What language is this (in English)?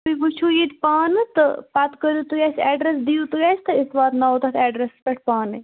Kashmiri